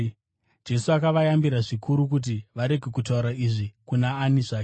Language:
Shona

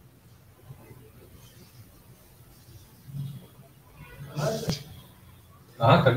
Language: Hindi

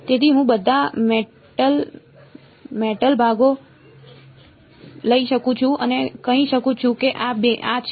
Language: Gujarati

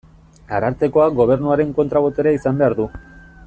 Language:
Basque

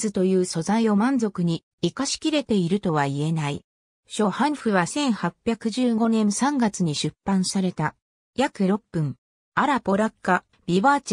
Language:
Japanese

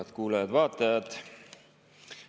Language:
Estonian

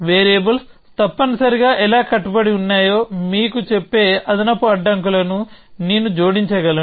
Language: Telugu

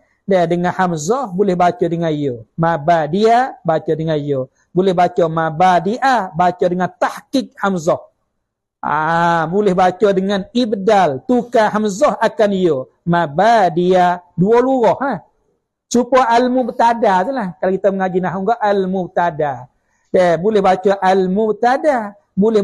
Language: Malay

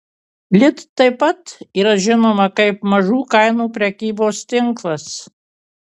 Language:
Lithuanian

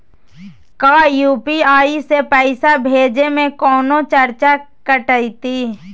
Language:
Magahi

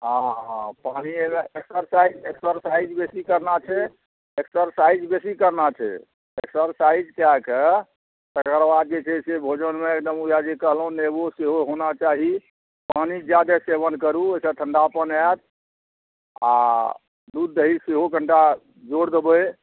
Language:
Maithili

